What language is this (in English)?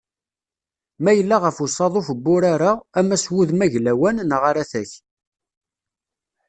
Kabyle